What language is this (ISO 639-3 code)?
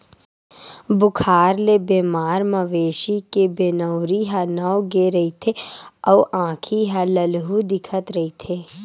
hne